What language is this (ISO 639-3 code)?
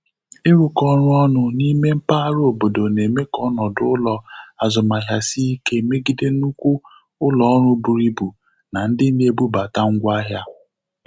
ibo